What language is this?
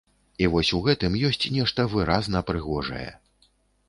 Belarusian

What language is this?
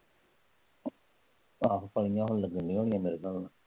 Punjabi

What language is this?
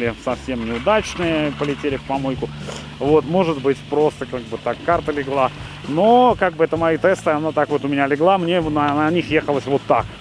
Russian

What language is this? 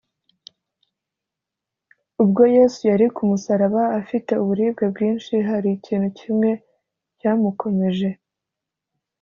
Kinyarwanda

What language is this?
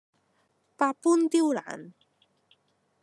Cantonese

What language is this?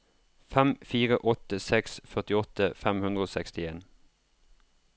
Norwegian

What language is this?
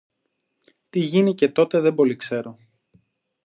Greek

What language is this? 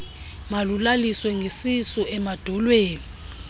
Xhosa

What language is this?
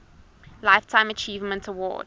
English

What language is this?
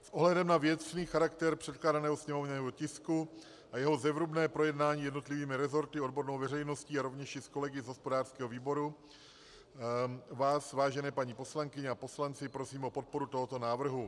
Czech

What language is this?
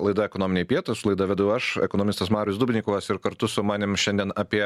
Lithuanian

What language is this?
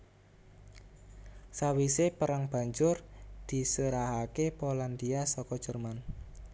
Javanese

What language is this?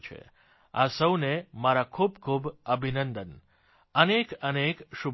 Gujarati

